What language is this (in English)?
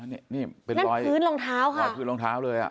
Thai